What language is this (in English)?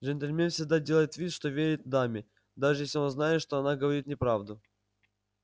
Russian